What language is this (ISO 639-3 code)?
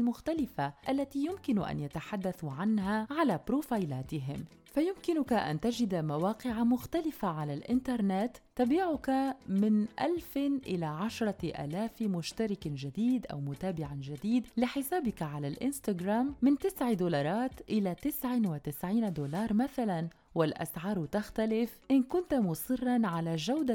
ara